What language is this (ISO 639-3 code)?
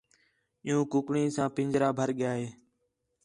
xhe